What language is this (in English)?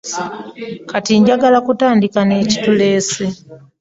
Ganda